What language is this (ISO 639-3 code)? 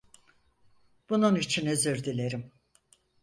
tur